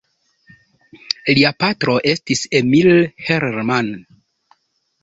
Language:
Esperanto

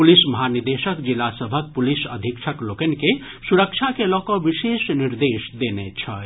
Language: Maithili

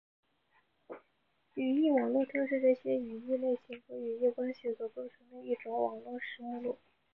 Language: Chinese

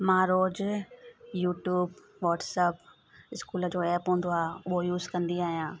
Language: Sindhi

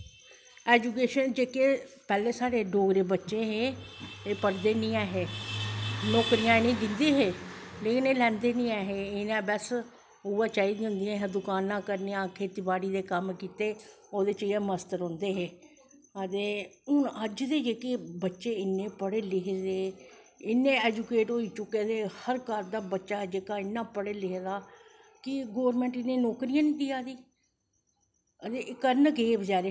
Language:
Dogri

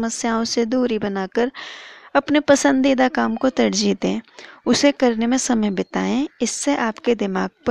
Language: Hindi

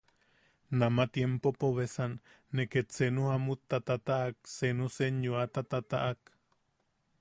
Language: Yaqui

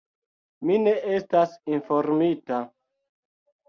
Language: Esperanto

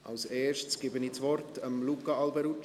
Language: Swiss German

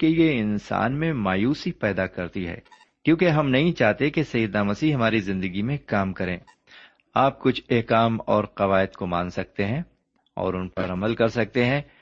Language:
Urdu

